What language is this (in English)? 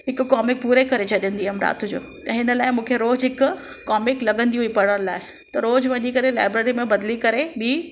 Sindhi